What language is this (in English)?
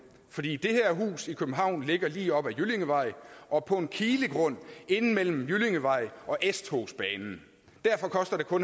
Danish